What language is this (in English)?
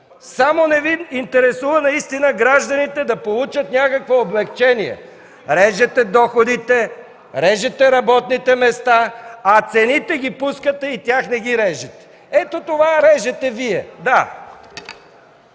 Bulgarian